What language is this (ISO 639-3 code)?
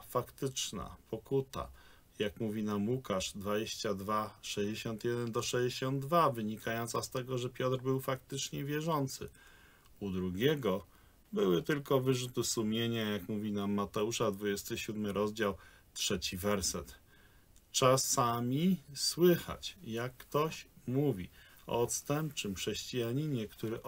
pol